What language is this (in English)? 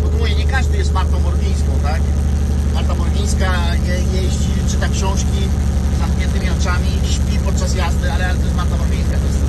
Polish